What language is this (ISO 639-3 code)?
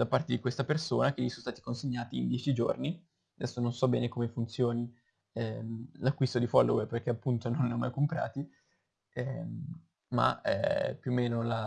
ita